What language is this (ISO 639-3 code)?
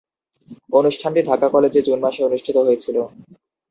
ben